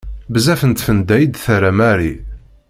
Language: Kabyle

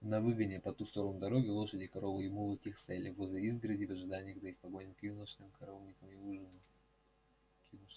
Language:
Russian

